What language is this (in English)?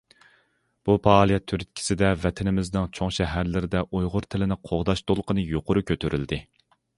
Uyghur